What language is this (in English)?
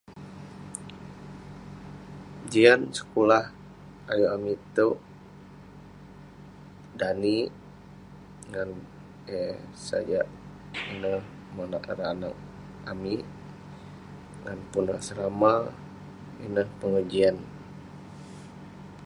Western Penan